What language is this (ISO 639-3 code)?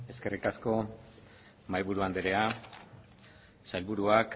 eus